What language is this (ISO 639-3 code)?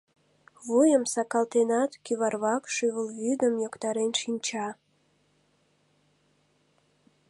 chm